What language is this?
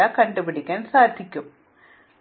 Malayalam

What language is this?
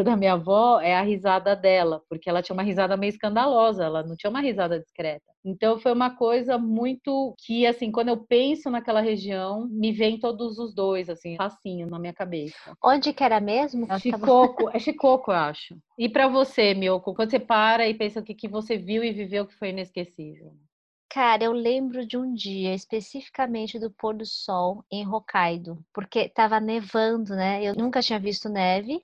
Portuguese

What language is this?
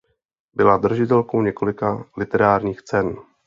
Czech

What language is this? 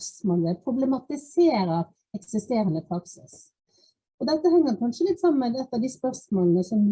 Norwegian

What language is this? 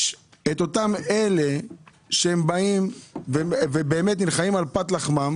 Hebrew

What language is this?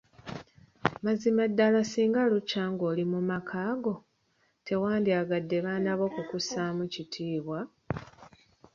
Ganda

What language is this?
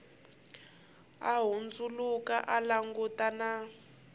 Tsonga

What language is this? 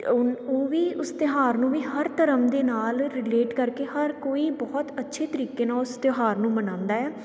Punjabi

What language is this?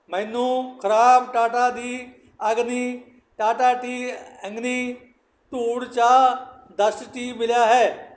Punjabi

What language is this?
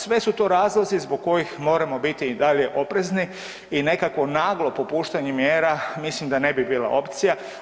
Croatian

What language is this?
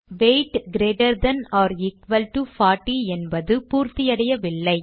Tamil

